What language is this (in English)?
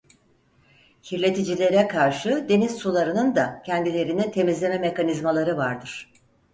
Turkish